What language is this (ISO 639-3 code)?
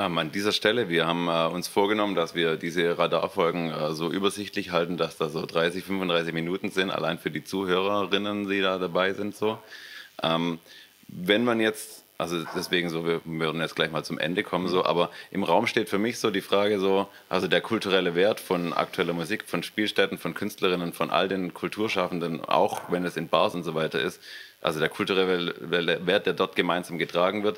deu